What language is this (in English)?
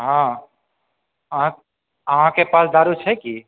Maithili